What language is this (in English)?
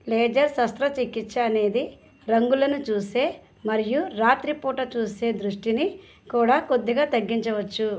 Telugu